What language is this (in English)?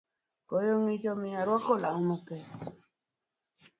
Luo (Kenya and Tanzania)